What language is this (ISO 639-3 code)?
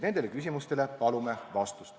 est